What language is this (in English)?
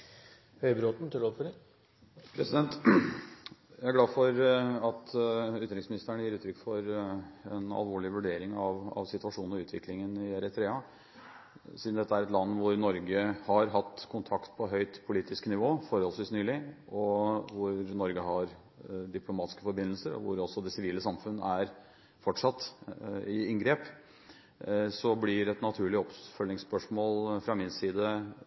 Norwegian Bokmål